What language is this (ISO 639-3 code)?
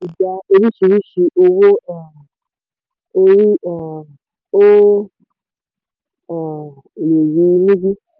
yor